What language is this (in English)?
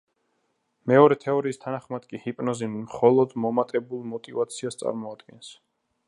Georgian